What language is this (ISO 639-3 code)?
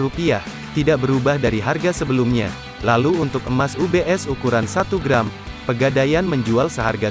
ind